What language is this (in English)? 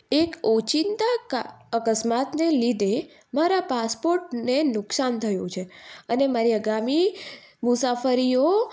Gujarati